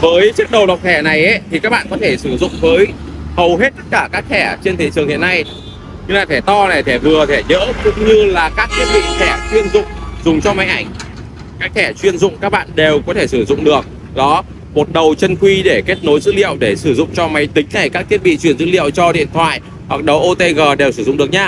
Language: Vietnamese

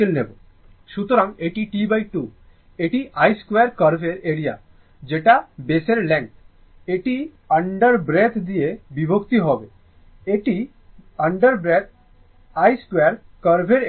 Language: Bangla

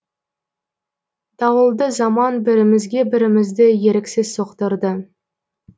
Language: Kazakh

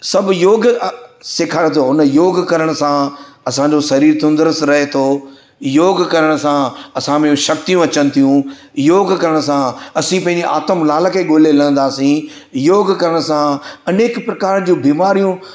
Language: Sindhi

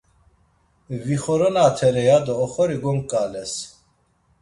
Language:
Laz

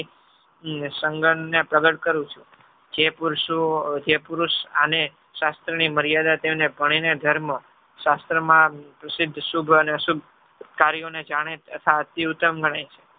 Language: Gujarati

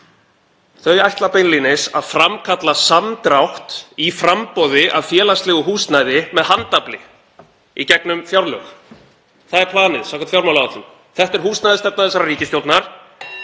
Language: Icelandic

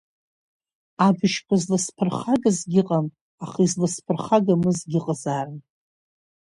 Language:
Abkhazian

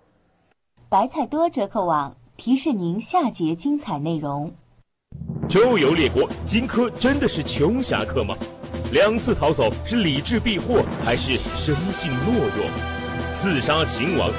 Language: Chinese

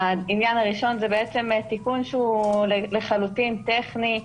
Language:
Hebrew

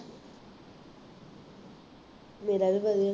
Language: Punjabi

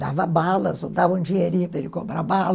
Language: Portuguese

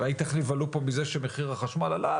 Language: Hebrew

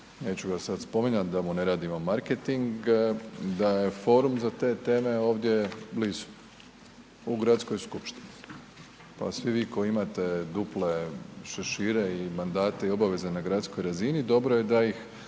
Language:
Croatian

